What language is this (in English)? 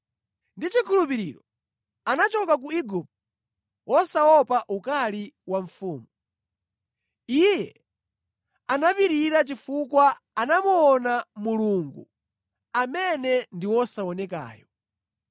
Nyanja